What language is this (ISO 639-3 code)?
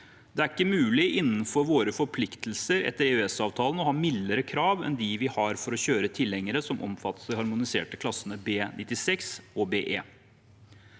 nor